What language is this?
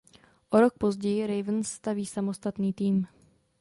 Czech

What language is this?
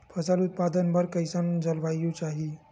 Chhattisgarhi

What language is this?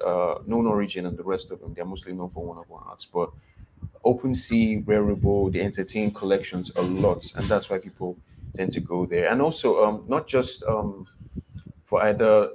English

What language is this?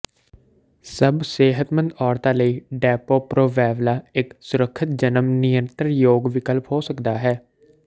Punjabi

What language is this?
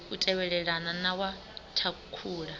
Venda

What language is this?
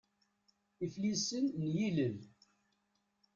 Kabyle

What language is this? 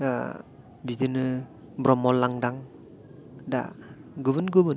Bodo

